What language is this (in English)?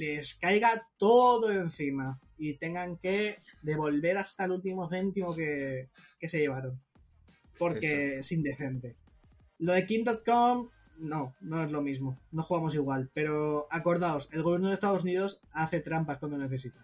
Spanish